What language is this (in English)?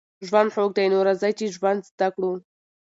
Pashto